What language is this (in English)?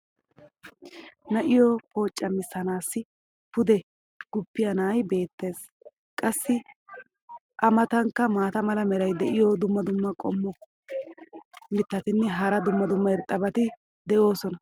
Wolaytta